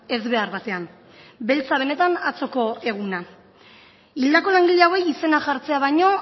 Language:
Basque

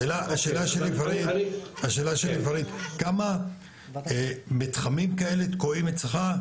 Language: Hebrew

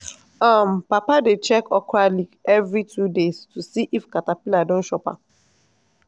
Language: Nigerian Pidgin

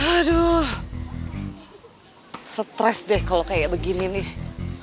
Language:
Indonesian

